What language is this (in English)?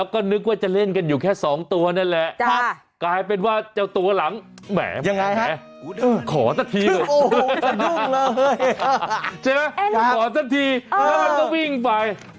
Thai